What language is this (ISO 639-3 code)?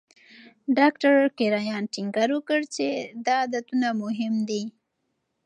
pus